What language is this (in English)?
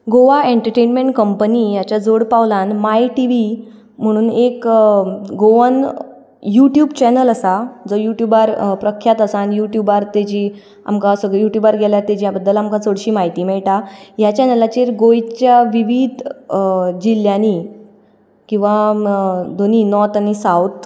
Konkani